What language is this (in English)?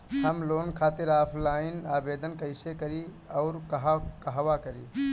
Bhojpuri